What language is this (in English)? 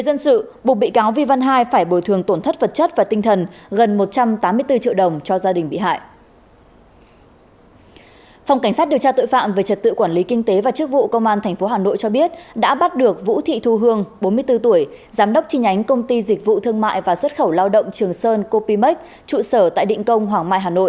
Vietnamese